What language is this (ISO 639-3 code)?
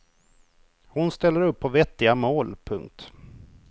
swe